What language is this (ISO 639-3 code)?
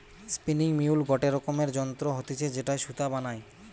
ben